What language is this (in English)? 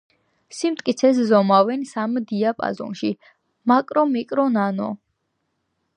Georgian